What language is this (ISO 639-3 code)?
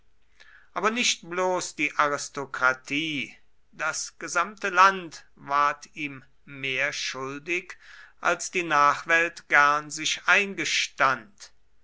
deu